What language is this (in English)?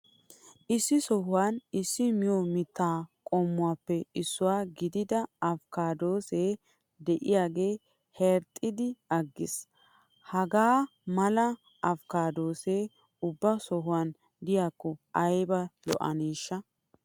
Wolaytta